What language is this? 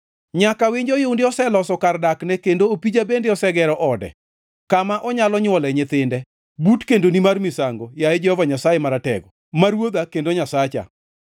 Luo (Kenya and Tanzania)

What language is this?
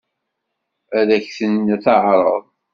Kabyle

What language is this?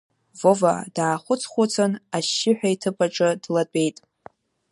Abkhazian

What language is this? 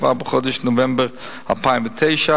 Hebrew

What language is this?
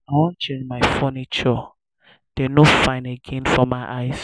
Nigerian Pidgin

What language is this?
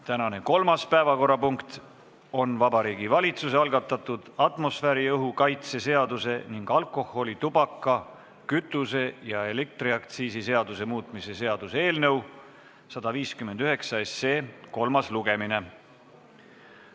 Estonian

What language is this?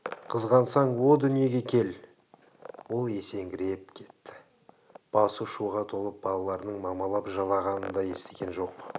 Kazakh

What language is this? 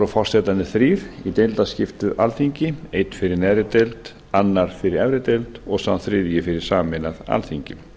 Icelandic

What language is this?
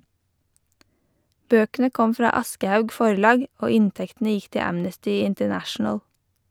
Norwegian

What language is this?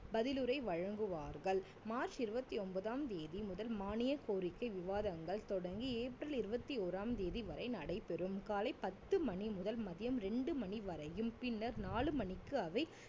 Tamil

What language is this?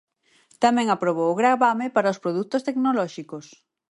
Galician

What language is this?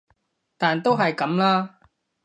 Cantonese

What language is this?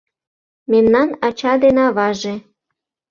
Mari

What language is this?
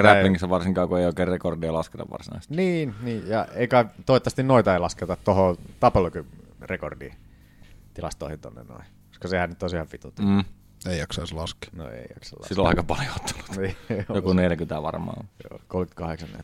Finnish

